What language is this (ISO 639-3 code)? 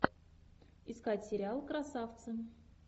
rus